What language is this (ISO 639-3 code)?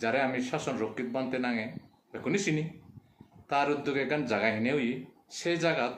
tur